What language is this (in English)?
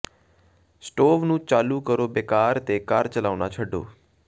Punjabi